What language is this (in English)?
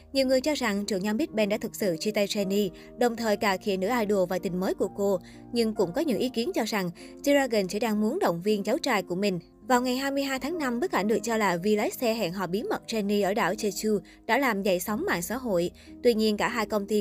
Vietnamese